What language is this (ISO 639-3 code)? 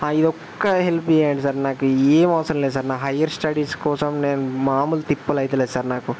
tel